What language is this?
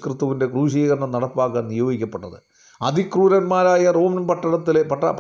Malayalam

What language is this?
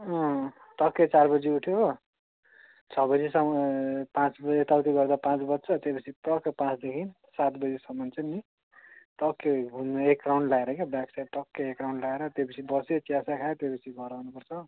Nepali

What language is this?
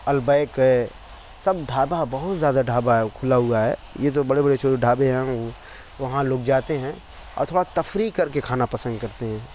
Urdu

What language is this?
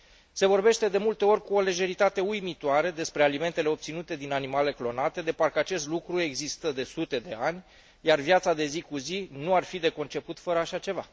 Romanian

